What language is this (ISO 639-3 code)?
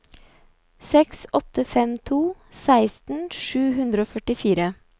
nor